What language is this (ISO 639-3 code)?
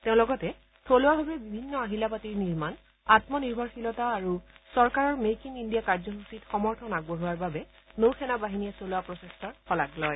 asm